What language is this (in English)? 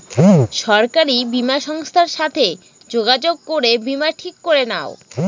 Bangla